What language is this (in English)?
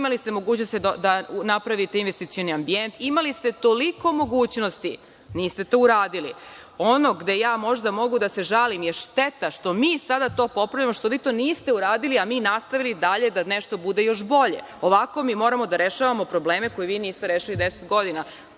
Serbian